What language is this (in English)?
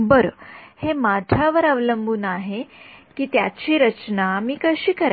Marathi